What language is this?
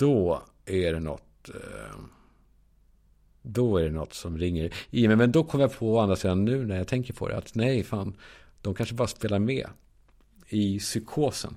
Swedish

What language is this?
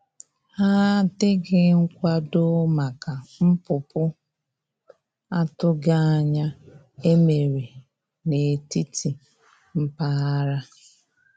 Igbo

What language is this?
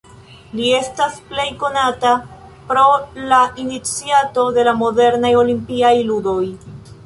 Esperanto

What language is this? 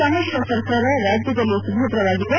Kannada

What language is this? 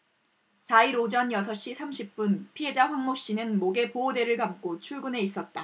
Korean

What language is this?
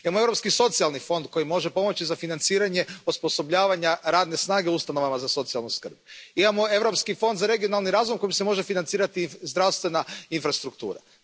Croatian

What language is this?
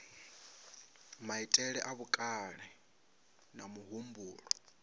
Venda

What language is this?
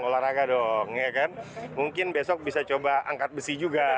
Indonesian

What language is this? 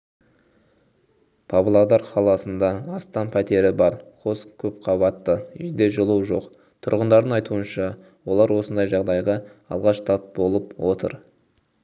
Kazakh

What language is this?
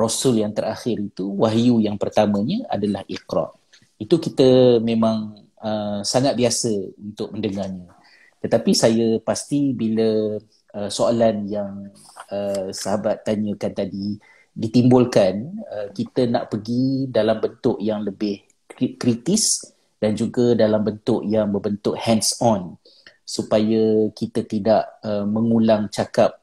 Malay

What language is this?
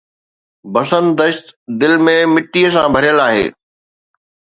Sindhi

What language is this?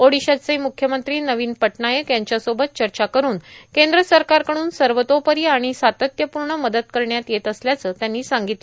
Marathi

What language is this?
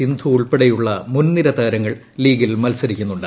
Malayalam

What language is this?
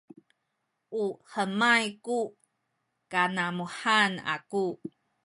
Sakizaya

